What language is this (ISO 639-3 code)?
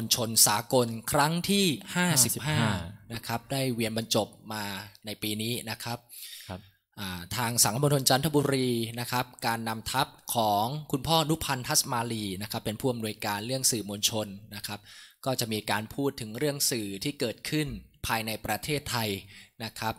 tha